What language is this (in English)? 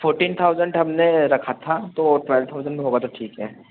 Hindi